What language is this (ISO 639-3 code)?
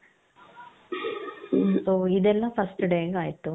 kan